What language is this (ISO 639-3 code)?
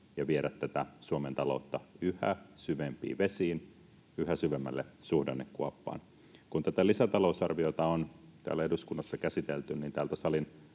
fin